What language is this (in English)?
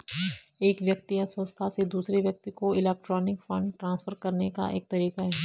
Hindi